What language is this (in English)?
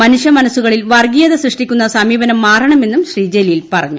Malayalam